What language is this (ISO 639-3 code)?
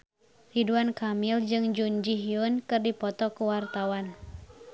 sun